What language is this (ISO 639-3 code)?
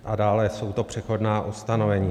ces